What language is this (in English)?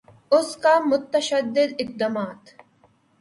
Urdu